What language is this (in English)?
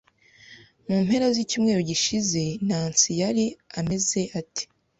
Kinyarwanda